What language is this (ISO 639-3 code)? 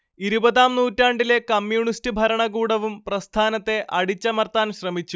mal